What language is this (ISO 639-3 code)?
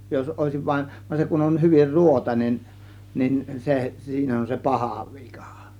fin